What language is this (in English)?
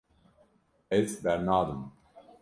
Kurdish